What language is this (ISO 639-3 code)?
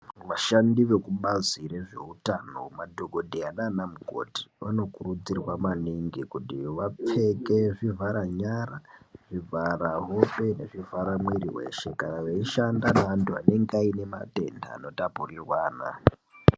ndc